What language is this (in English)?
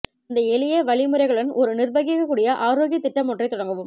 Tamil